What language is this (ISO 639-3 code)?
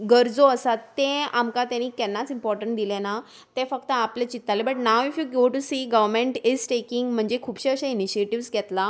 kok